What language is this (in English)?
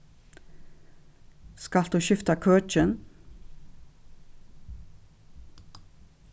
Faroese